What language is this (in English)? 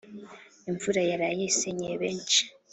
Kinyarwanda